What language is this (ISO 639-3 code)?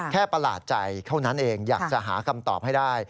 tha